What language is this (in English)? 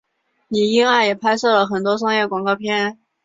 Chinese